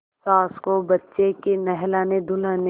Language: Hindi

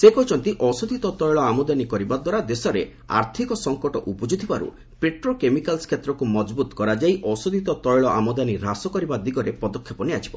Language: Odia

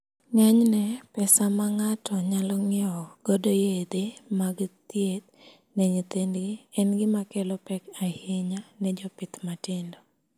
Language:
Luo (Kenya and Tanzania)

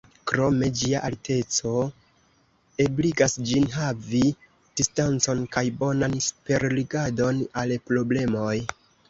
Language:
Esperanto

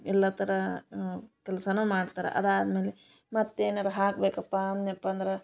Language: Kannada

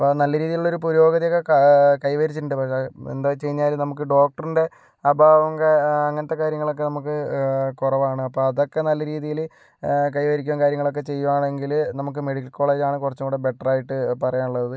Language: Malayalam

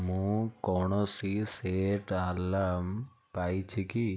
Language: Odia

